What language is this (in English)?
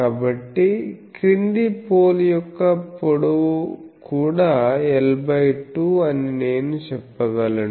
Telugu